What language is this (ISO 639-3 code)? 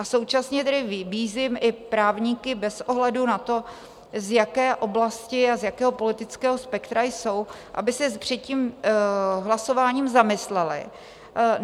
ces